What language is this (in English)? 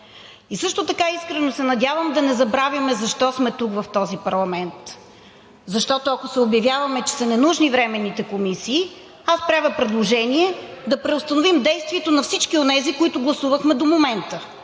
Bulgarian